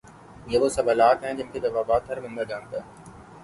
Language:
Urdu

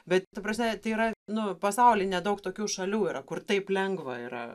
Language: Lithuanian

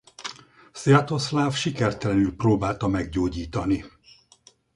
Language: Hungarian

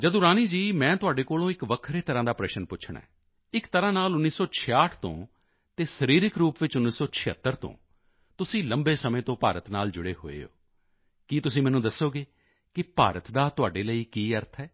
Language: Punjabi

